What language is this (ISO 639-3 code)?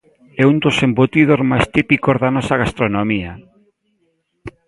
glg